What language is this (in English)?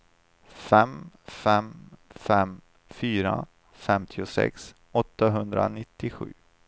Swedish